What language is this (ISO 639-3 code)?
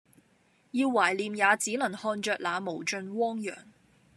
yue